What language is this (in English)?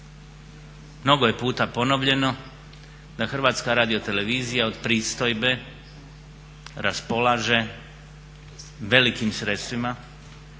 Croatian